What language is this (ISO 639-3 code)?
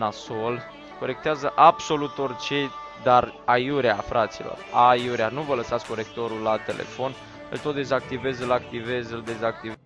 ron